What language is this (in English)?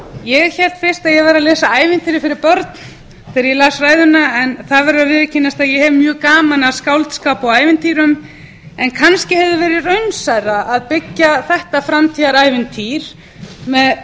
Icelandic